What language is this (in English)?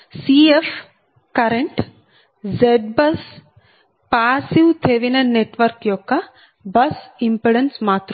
Telugu